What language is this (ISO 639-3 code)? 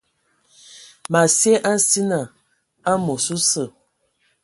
ewo